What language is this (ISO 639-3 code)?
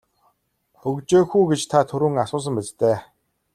mon